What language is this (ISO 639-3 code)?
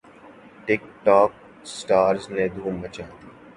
urd